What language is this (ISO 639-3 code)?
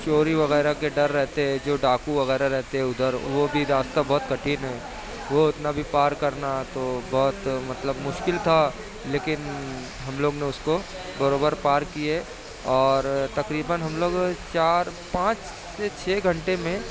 urd